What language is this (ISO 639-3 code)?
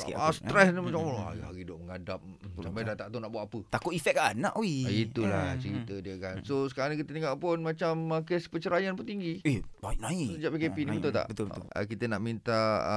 msa